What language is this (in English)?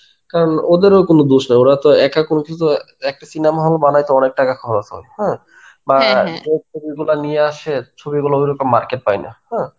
Bangla